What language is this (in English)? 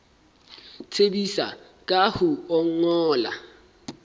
Southern Sotho